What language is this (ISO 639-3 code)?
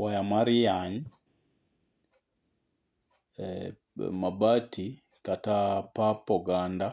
luo